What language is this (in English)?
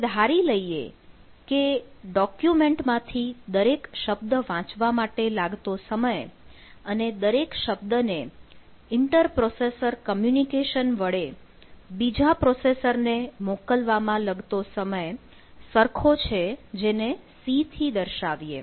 Gujarati